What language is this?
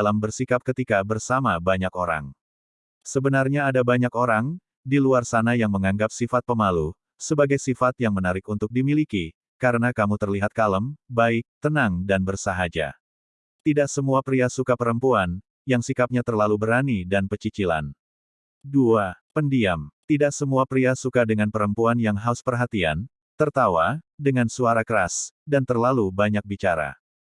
Indonesian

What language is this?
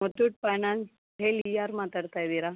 Kannada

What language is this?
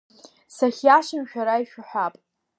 Abkhazian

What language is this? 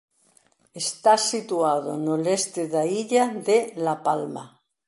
Galician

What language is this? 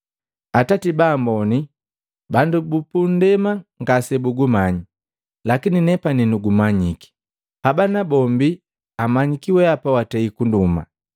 Matengo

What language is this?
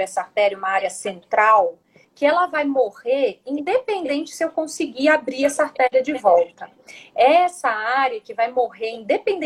Portuguese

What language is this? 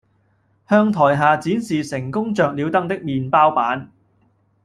Cantonese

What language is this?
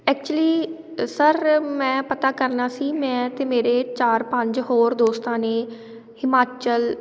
Punjabi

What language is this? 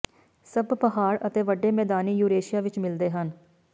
Punjabi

